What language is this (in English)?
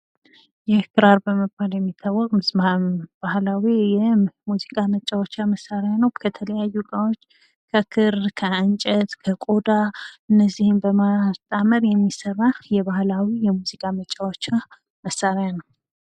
Amharic